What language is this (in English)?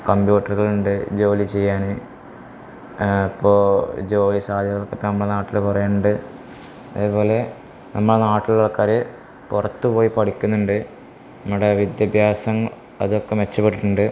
Malayalam